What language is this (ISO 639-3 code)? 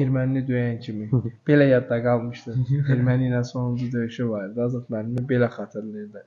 tur